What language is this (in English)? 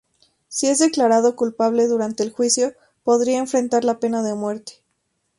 Spanish